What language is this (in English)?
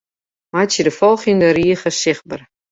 Western Frisian